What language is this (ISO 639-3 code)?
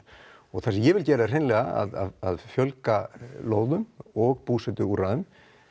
isl